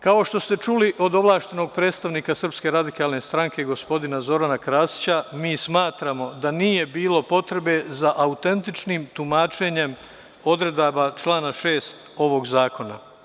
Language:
Serbian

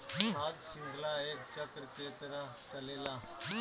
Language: Bhojpuri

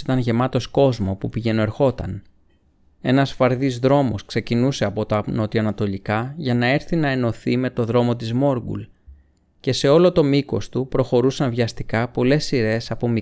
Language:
Greek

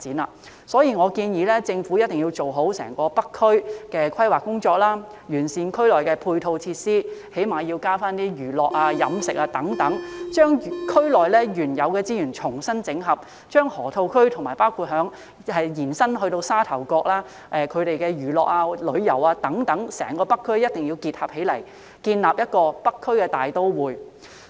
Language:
Cantonese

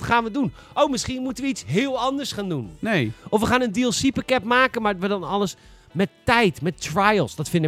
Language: Dutch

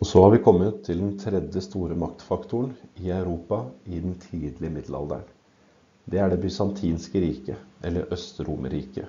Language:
Norwegian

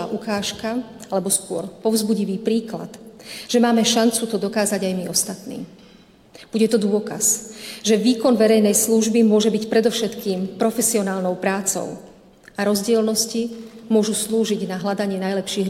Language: Slovak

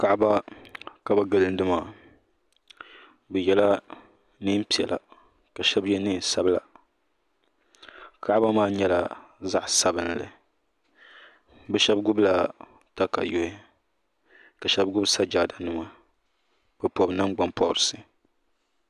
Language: Dagbani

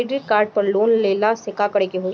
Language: Bhojpuri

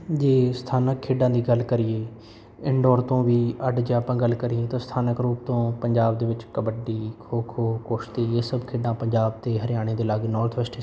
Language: Punjabi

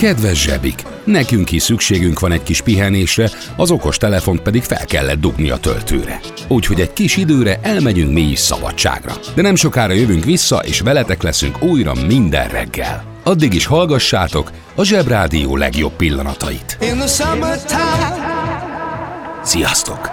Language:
Hungarian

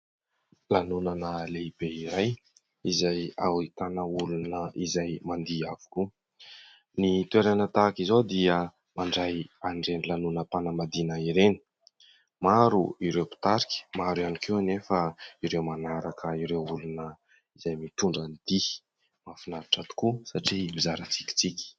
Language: Malagasy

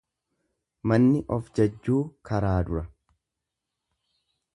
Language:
Oromo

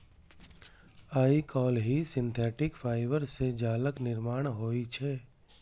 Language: Maithili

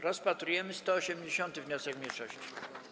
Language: Polish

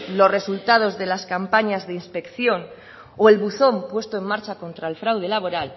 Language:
Spanish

